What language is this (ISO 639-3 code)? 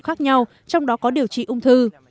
vie